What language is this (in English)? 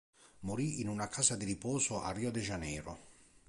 Italian